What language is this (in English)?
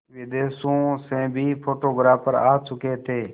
Hindi